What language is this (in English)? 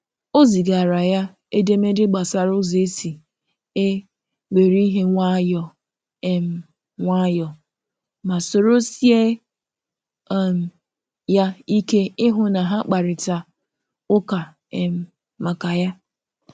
Igbo